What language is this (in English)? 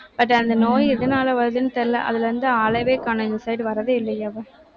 Tamil